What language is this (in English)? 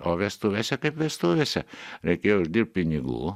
Lithuanian